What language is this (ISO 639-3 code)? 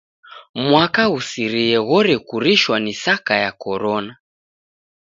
dav